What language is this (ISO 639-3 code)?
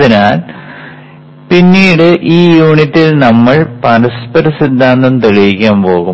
mal